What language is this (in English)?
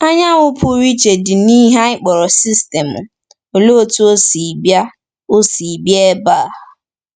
Igbo